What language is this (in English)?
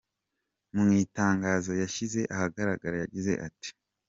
Kinyarwanda